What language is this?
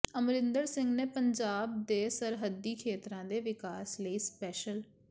Punjabi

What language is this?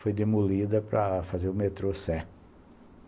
Portuguese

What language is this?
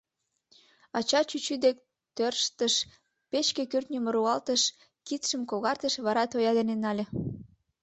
Mari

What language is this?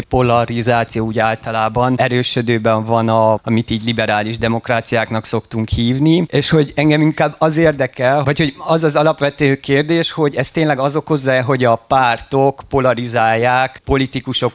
Hungarian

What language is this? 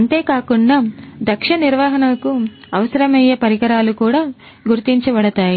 Telugu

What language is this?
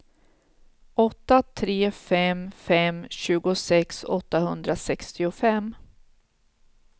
Swedish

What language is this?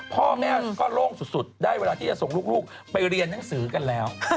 Thai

